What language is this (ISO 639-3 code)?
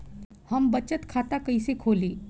bho